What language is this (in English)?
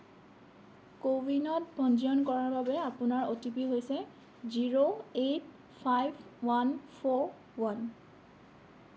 Assamese